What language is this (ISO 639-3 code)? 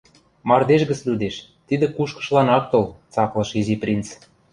mrj